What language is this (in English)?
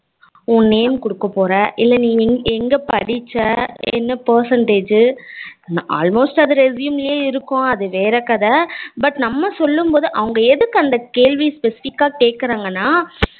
Tamil